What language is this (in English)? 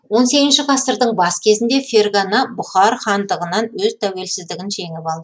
Kazakh